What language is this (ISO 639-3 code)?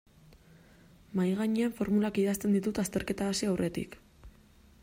eus